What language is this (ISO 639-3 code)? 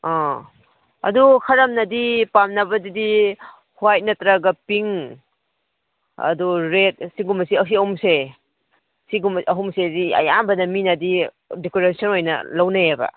mni